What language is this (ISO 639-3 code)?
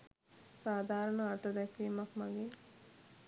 sin